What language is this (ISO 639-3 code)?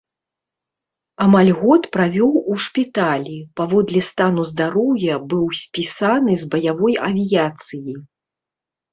bel